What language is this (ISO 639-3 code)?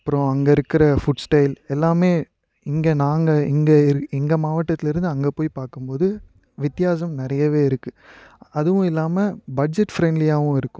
tam